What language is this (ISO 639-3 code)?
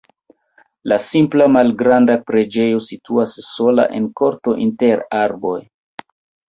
epo